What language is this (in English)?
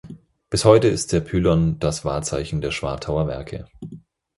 German